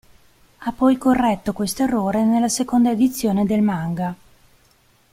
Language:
Italian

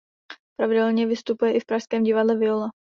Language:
Czech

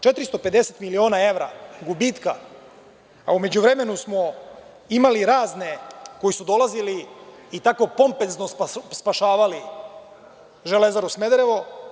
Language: Serbian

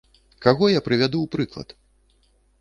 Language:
Belarusian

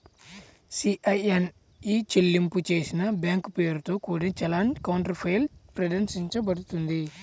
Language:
Telugu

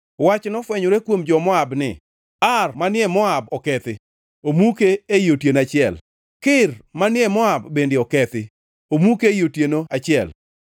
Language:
Luo (Kenya and Tanzania)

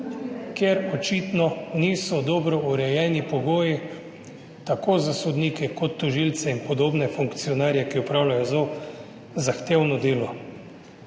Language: Slovenian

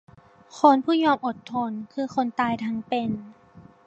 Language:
Thai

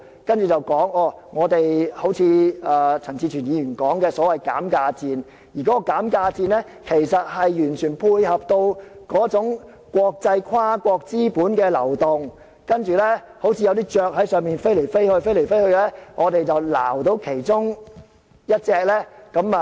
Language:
Cantonese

